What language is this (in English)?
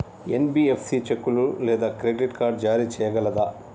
Telugu